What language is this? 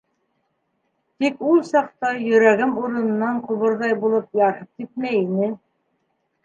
Bashkir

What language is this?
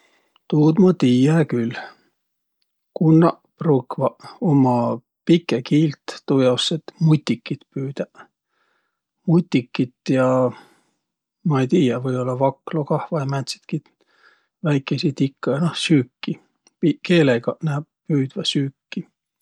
Võro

